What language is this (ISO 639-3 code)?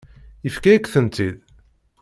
kab